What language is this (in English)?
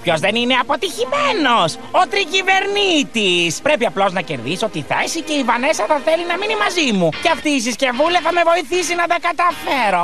Greek